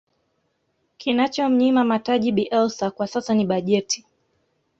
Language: Swahili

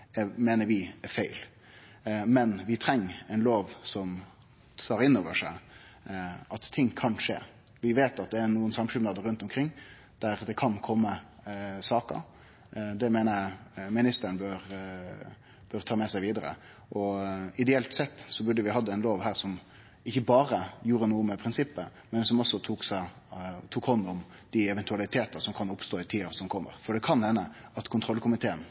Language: Norwegian Nynorsk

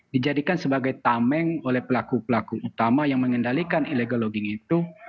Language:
Indonesian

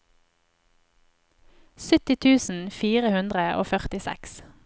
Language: Norwegian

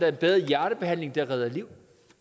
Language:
Danish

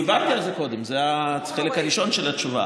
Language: Hebrew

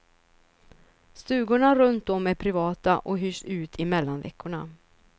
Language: Swedish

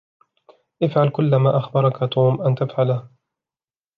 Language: Arabic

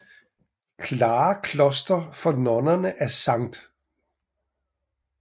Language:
Danish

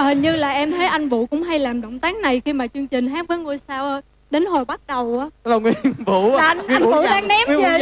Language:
Vietnamese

